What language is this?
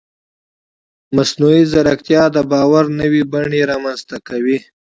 Pashto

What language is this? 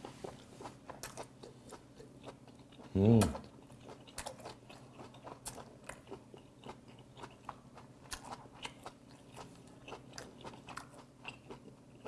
Korean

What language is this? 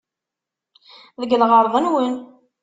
Kabyle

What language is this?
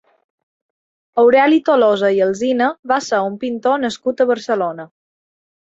Catalan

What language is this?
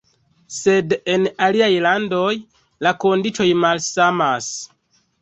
Esperanto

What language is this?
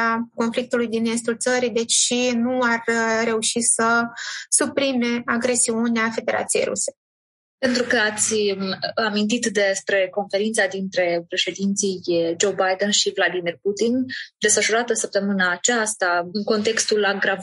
Romanian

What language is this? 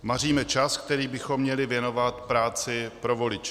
Czech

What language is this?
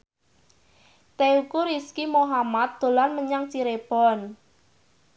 Javanese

